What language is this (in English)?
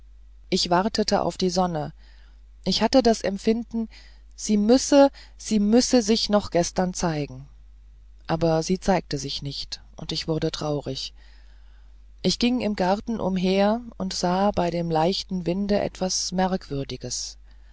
German